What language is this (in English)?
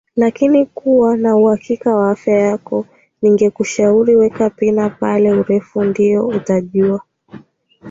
Swahili